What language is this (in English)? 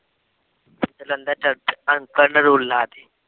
Punjabi